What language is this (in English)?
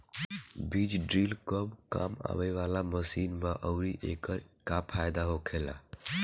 Bhojpuri